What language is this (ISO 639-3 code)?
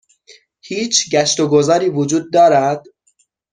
fas